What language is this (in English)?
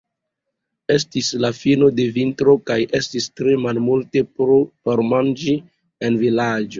Esperanto